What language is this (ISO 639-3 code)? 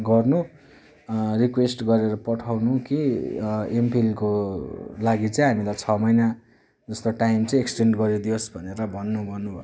nep